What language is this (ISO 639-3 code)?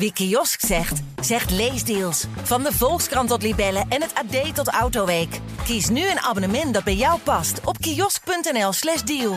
nld